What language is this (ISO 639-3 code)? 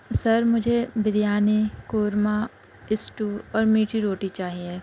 urd